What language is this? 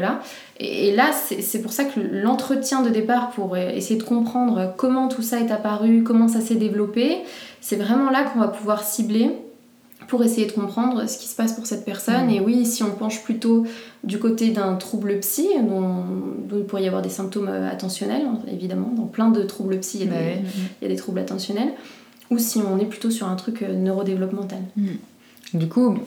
French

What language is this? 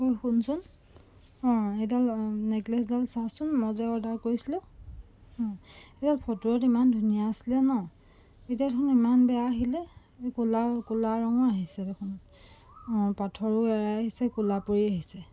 Assamese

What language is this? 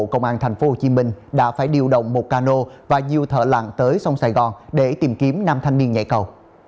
Vietnamese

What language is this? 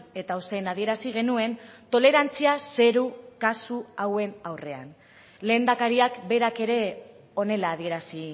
Basque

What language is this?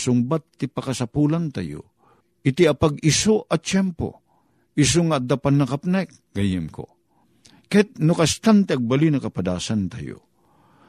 Filipino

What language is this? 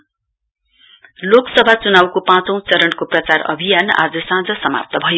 Nepali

